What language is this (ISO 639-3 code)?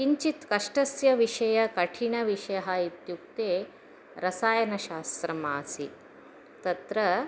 san